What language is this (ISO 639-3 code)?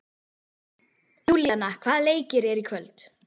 isl